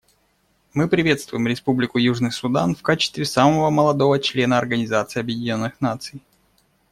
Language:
Russian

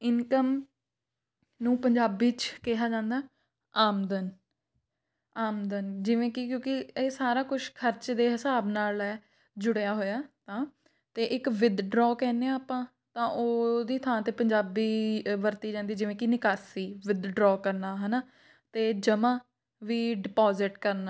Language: Punjabi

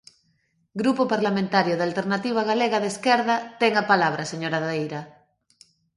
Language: Galician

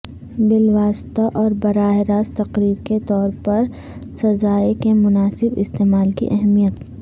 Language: Urdu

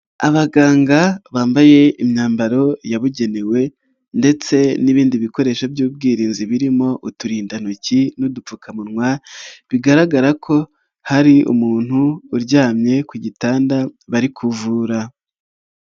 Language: Kinyarwanda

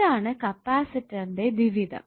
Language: Malayalam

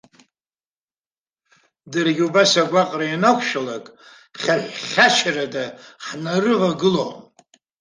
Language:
Abkhazian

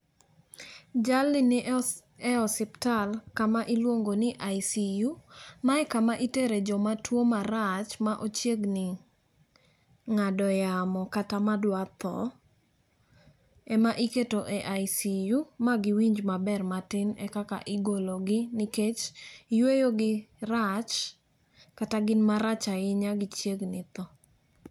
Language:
Luo (Kenya and Tanzania)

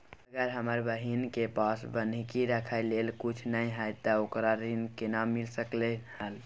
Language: Maithili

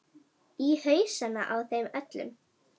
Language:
Icelandic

